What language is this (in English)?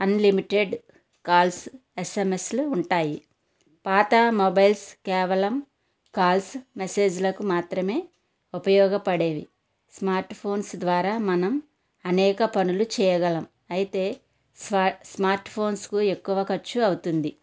Telugu